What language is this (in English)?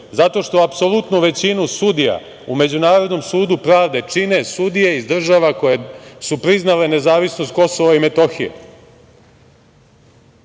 Serbian